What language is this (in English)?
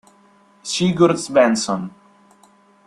Italian